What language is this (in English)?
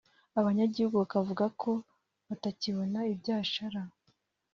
Kinyarwanda